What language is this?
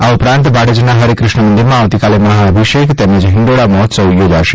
Gujarati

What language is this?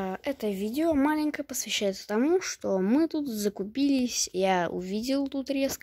Russian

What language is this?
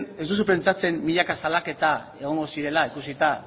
Basque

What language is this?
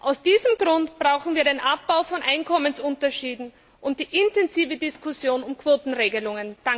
German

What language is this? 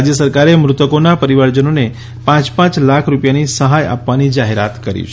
Gujarati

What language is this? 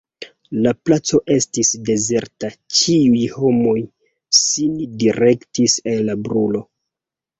Esperanto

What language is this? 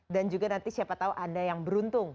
Indonesian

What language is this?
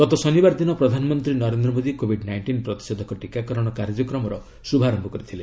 Odia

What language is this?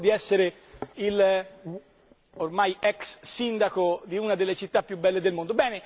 Italian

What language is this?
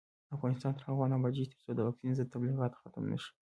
Pashto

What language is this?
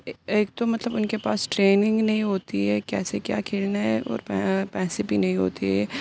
Urdu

